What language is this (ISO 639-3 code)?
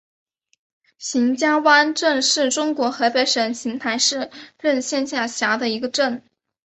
zho